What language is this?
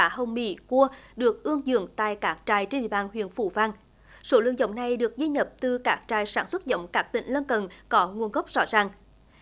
Vietnamese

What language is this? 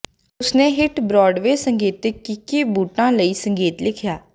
Punjabi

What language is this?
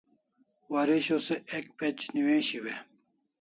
Kalasha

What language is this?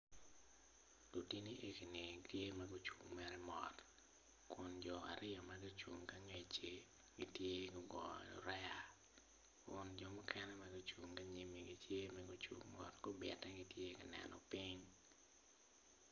Acoli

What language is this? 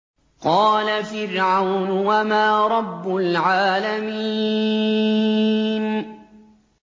Arabic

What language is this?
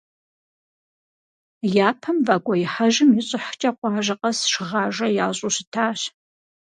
Kabardian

